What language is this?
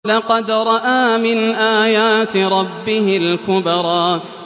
Arabic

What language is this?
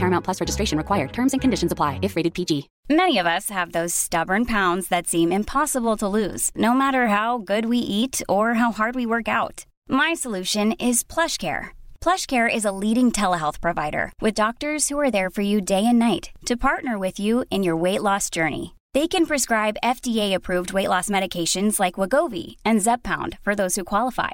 Swedish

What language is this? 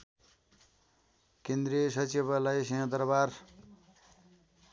Nepali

